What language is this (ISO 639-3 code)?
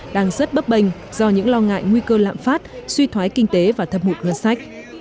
vie